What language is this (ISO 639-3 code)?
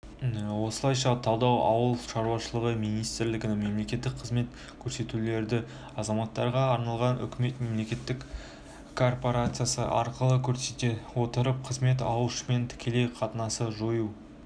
kaz